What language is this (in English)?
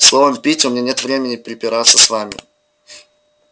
Russian